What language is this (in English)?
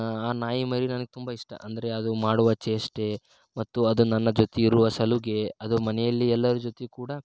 Kannada